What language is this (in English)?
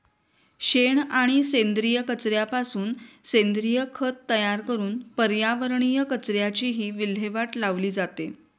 Marathi